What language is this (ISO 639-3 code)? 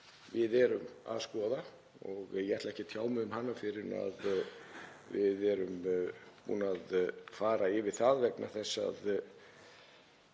isl